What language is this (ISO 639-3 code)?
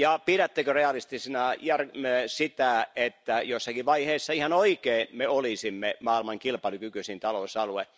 fin